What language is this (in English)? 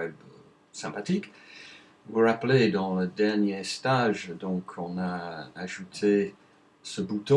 French